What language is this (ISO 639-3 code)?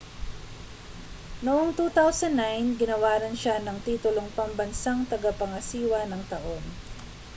fil